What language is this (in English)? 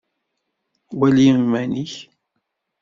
Kabyle